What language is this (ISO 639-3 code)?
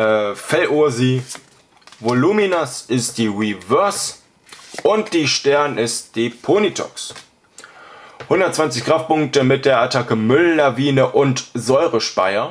deu